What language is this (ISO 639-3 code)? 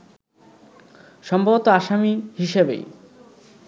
ben